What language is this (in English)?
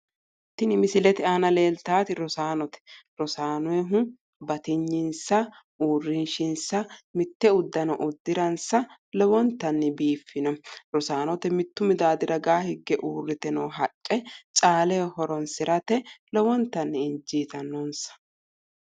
Sidamo